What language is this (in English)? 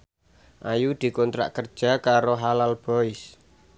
Javanese